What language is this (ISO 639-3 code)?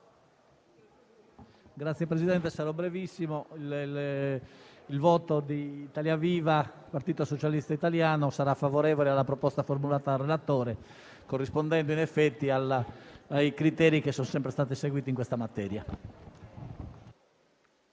ita